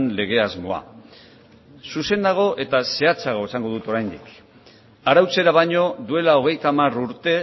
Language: Basque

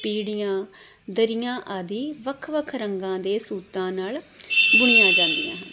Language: Punjabi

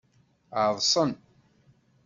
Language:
Kabyle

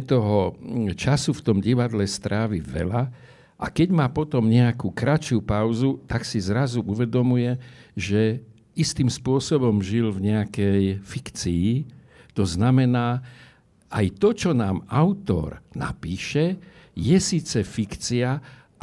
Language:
Slovak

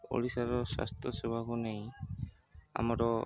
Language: Odia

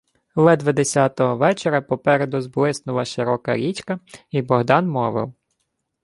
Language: Ukrainian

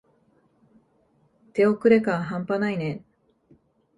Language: Japanese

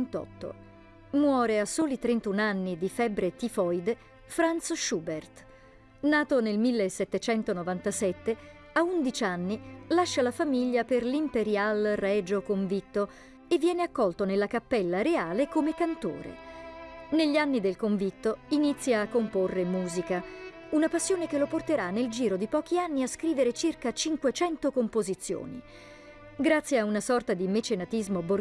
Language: Italian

